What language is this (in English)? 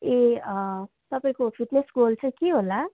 Nepali